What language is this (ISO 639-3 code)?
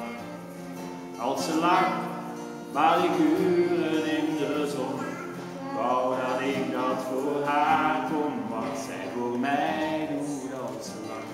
nld